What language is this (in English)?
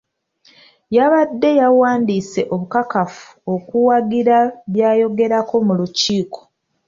Ganda